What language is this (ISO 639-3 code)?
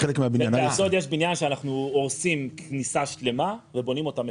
heb